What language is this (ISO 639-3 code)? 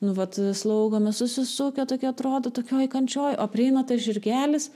lit